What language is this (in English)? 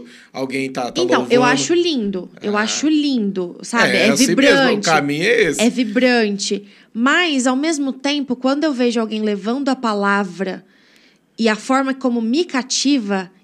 Portuguese